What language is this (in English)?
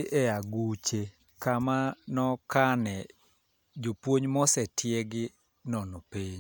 Luo (Kenya and Tanzania)